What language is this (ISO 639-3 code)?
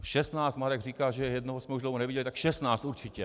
ces